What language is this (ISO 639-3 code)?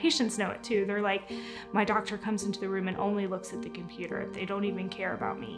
eng